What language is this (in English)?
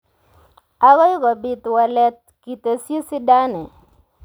Kalenjin